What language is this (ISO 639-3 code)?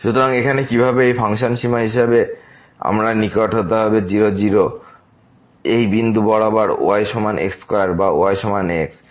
ben